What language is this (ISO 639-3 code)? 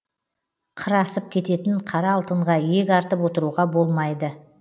kaz